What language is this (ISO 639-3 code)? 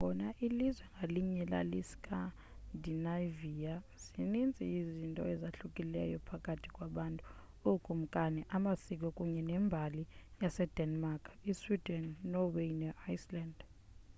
xho